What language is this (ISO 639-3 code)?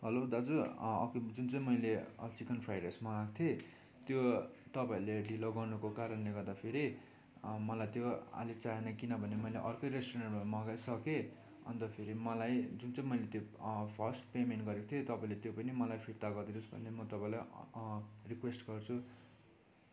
nep